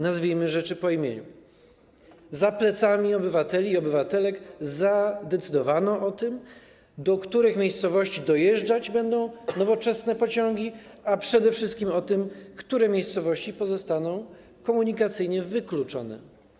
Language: Polish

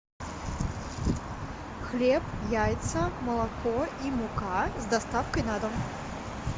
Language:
Russian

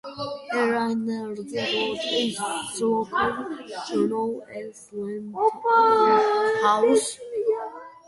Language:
English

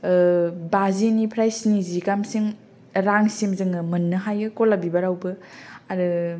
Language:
Bodo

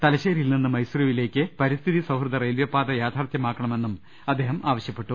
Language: Malayalam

